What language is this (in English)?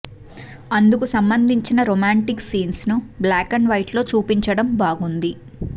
Telugu